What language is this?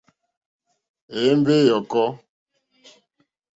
Mokpwe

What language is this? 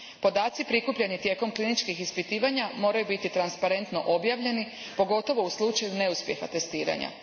Croatian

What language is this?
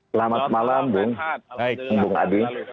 Indonesian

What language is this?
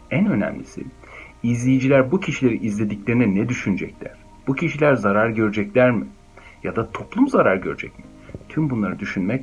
Turkish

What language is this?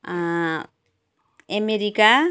Nepali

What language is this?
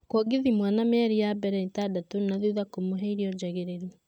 Kikuyu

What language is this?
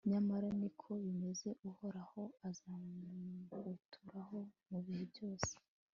Kinyarwanda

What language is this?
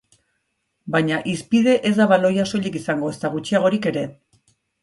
Basque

